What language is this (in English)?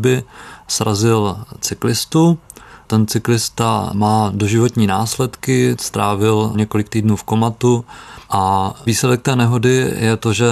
Czech